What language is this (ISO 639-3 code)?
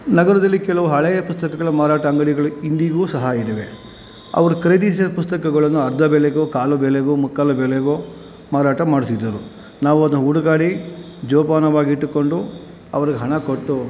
kan